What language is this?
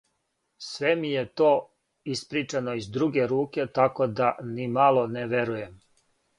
Serbian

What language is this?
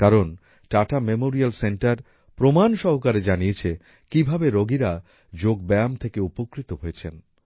Bangla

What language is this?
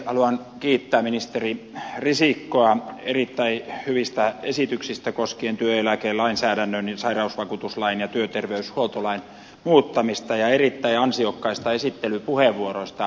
Finnish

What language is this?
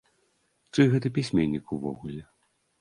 Belarusian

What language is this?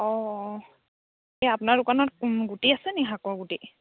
Assamese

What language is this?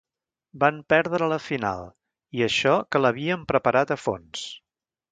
Catalan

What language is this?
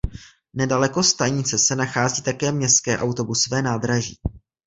Czech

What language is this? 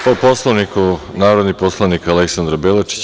Serbian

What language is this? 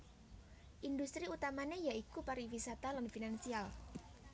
Javanese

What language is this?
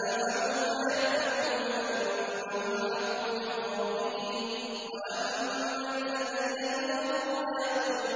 Arabic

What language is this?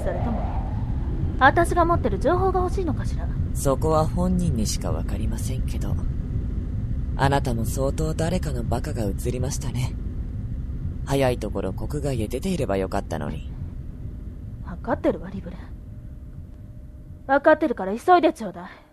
Japanese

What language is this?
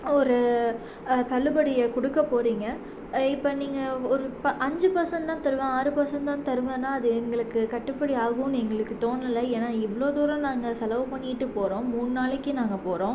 Tamil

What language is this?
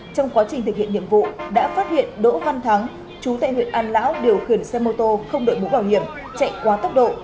Vietnamese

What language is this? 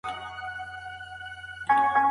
Pashto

